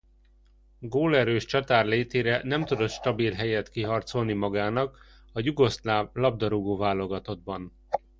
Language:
Hungarian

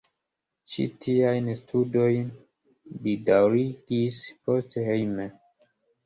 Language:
Esperanto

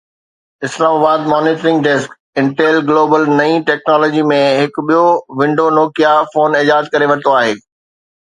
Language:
Sindhi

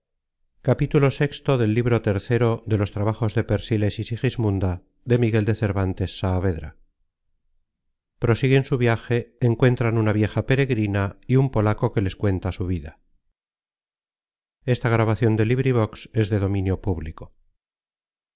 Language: Spanish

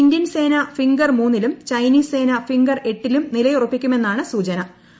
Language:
Malayalam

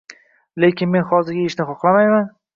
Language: Uzbek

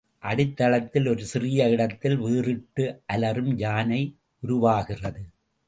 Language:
Tamil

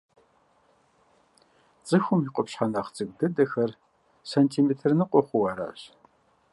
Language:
Kabardian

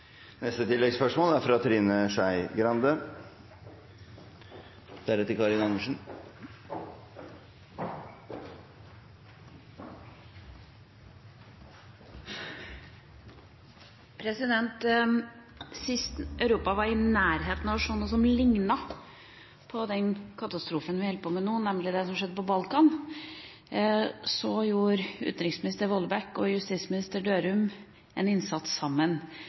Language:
Norwegian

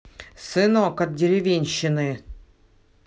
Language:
Russian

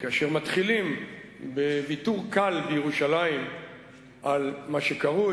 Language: Hebrew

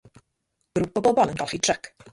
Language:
Welsh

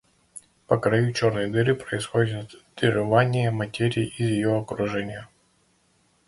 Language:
Russian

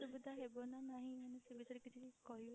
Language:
Odia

